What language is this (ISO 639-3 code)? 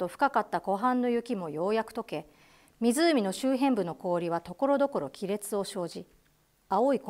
jpn